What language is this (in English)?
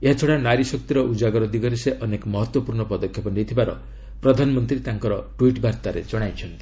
Odia